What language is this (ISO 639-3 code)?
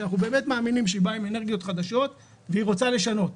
heb